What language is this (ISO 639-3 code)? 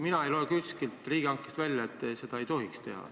est